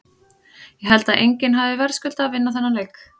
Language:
Icelandic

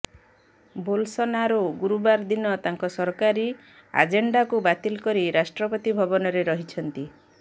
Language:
Odia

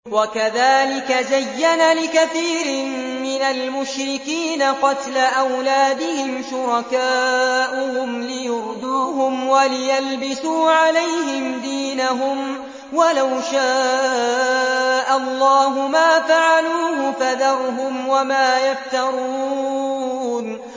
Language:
Arabic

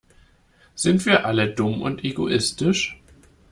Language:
German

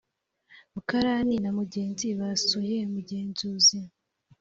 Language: Kinyarwanda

